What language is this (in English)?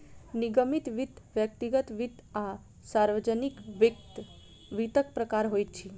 Maithili